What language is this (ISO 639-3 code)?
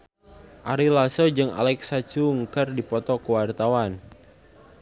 sun